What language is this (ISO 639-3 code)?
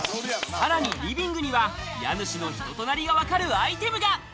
jpn